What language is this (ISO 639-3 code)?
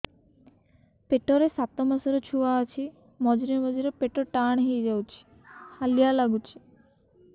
ori